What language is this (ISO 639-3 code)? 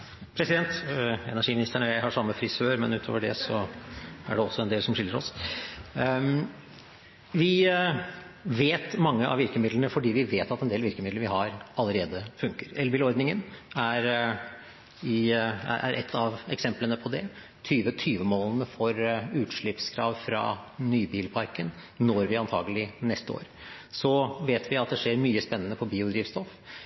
nor